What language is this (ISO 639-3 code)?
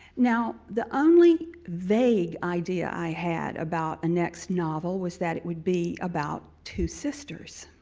eng